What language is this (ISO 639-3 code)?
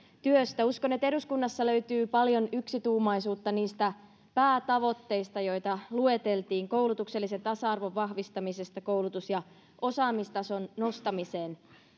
fin